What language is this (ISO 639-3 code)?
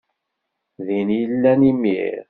kab